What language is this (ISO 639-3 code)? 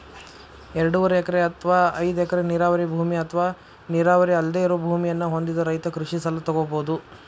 kan